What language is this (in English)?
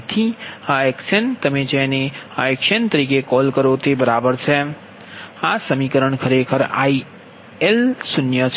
Gujarati